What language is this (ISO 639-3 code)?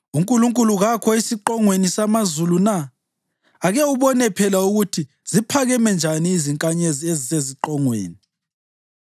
nde